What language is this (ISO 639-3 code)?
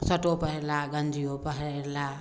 mai